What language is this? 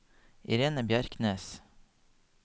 Norwegian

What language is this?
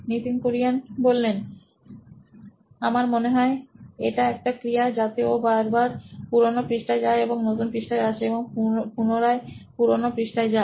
Bangla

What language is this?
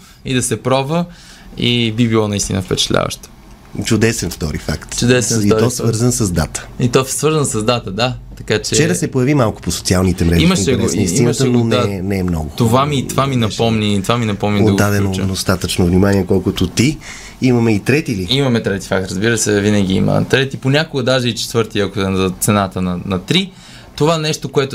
Bulgarian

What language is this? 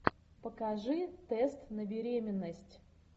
Russian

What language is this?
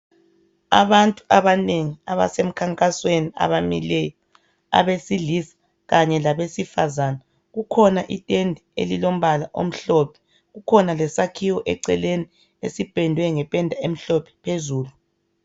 North Ndebele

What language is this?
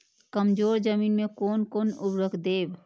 Maithili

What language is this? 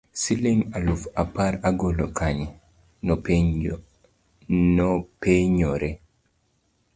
Luo (Kenya and Tanzania)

